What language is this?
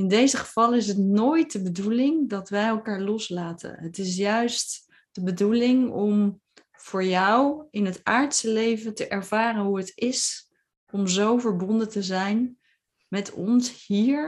Dutch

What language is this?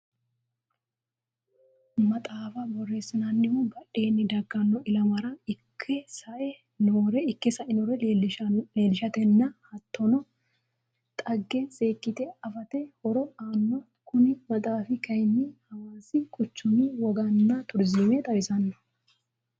Sidamo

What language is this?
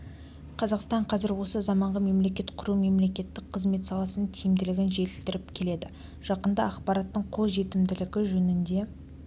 Kazakh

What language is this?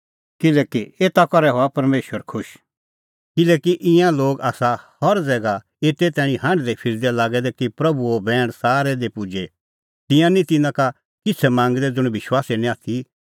Kullu Pahari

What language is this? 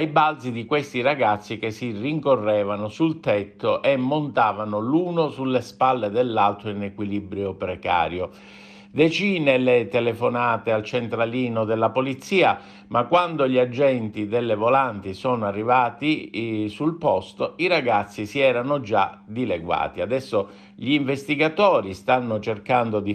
Italian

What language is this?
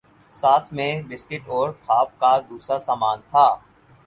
Urdu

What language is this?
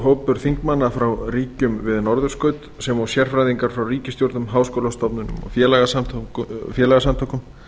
Icelandic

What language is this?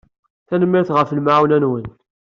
Kabyle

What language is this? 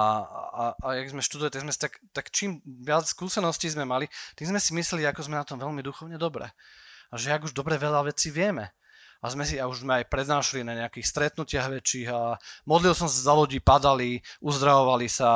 Slovak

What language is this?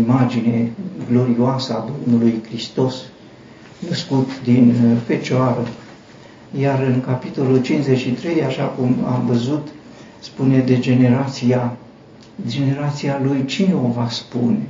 Romanian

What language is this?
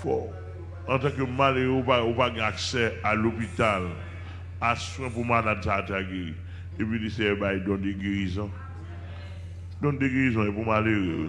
French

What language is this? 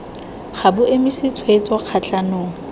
Tswana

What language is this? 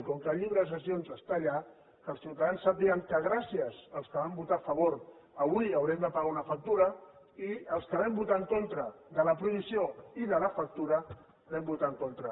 Catalan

